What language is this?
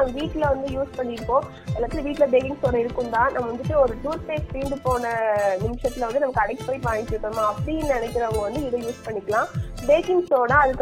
Tamil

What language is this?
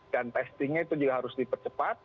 Indonesian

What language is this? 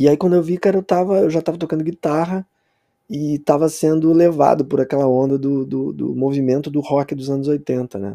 Portuguese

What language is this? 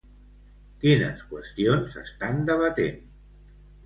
Catalan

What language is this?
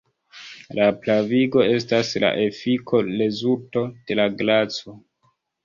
Esperanto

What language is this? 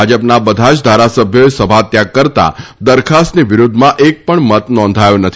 Gujarati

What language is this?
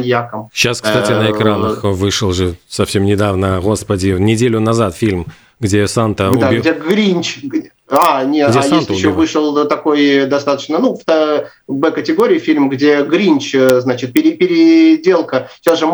Russian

